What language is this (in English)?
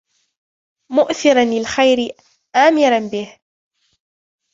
Arabic